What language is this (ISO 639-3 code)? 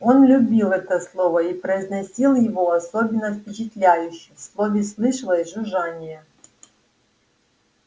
rus